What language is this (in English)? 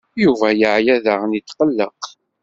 Kabyle